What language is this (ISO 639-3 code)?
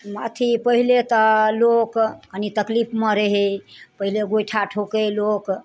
mai